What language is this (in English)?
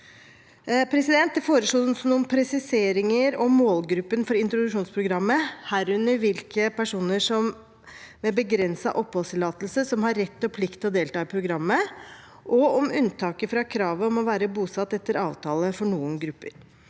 Norwegian